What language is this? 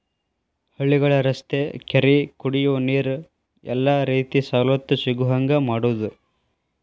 Kannada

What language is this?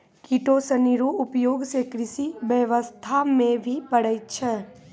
Maithili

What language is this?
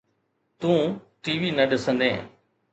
Sindhi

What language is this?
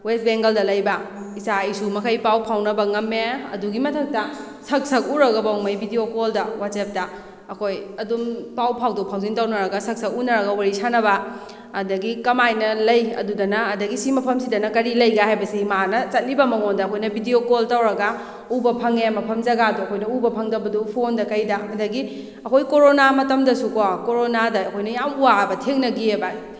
Manipuri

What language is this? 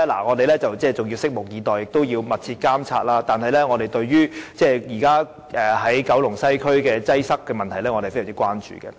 Cantonese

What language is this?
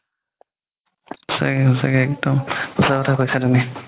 Assamese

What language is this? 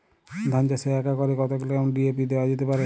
Bangla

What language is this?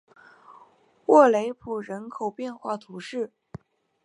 Chinese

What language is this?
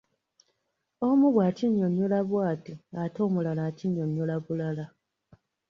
Ganda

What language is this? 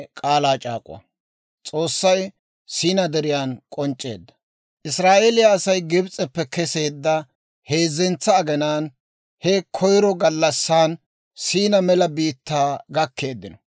Dawro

